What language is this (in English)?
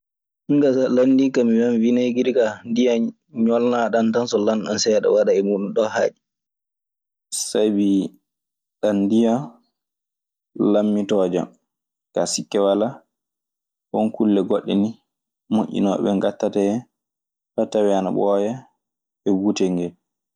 Maasina Fulfulde